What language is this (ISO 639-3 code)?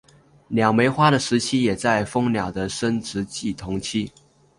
zho